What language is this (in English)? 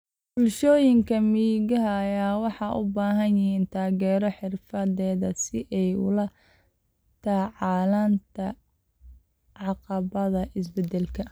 Somali